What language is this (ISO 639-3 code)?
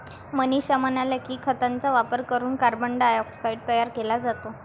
mar